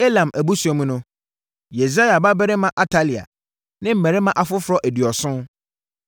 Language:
Akan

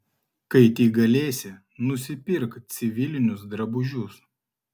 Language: Lithuanian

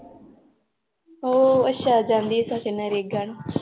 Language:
Punjabi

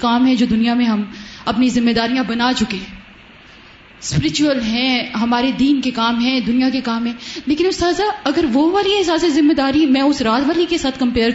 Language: Urdu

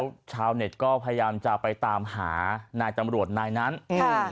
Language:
Thai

